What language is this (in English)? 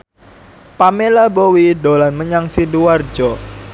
Javanese